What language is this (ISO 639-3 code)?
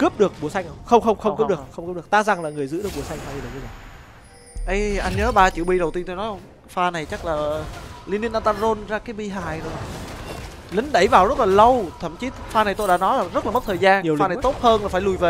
vie